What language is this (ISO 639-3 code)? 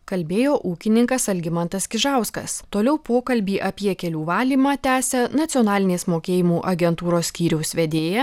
lit